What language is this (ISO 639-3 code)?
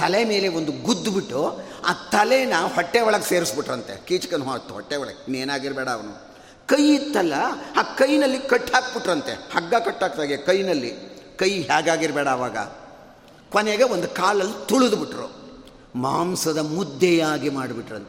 kan